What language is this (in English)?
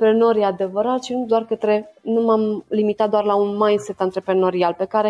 Romanian